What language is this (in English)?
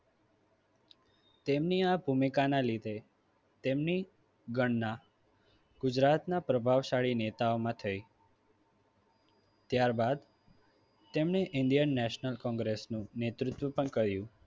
Gujarati